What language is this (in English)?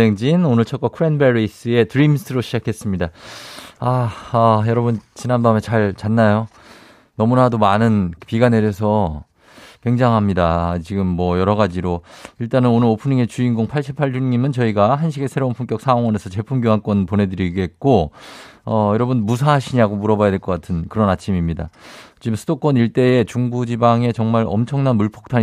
Korean